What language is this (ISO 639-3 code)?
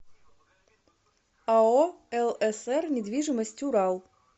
rus